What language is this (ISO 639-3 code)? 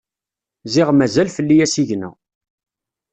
kab